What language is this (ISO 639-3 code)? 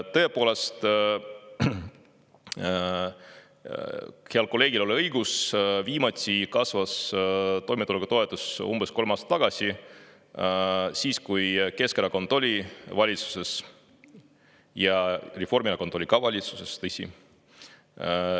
est